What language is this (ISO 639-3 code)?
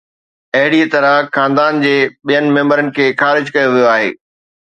snd